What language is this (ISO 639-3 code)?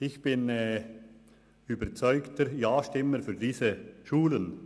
gsw